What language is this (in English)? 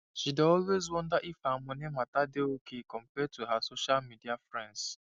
Nigerian Pidgin